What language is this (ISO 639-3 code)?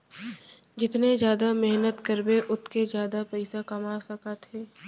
hne